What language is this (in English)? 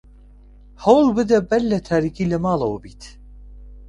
Central Kurdish